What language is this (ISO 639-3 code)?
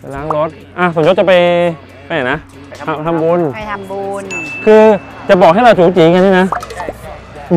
tha